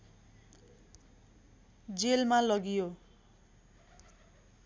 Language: Nepali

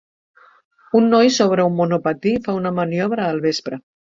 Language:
Catalan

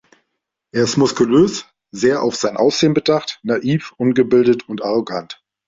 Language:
German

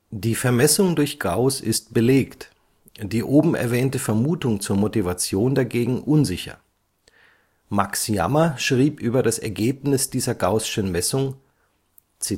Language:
German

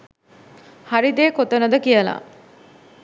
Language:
Sinhala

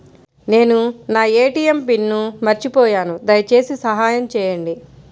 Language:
Telugu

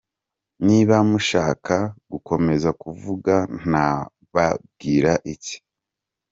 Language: Kinyarwanda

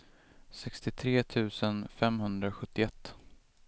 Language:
Swedish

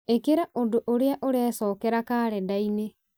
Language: Kikuyu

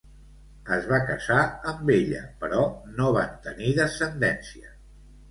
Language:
Catalan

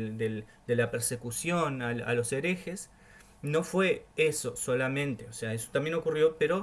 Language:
Spanish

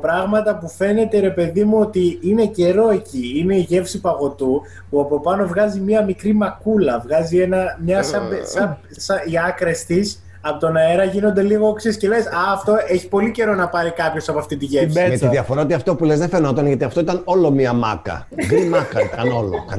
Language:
Greek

